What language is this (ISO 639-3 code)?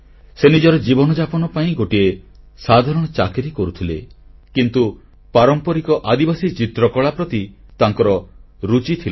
ori